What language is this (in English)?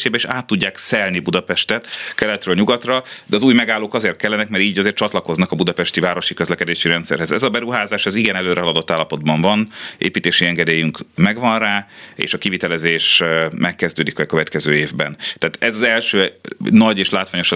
Hungarian